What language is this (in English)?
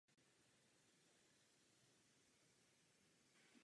Czech